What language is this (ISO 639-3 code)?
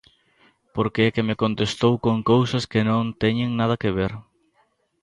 glg